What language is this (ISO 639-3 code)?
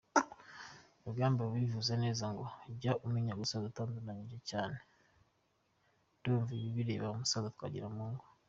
kin